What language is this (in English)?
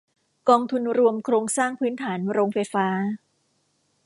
Thai